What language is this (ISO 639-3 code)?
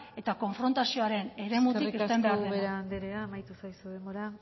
eus